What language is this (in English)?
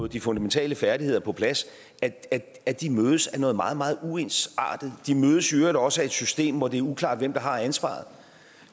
Danish